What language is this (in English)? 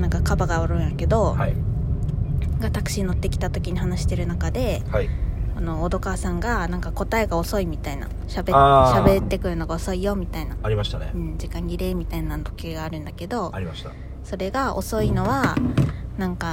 Japanese